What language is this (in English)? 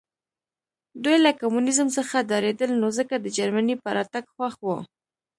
Pashto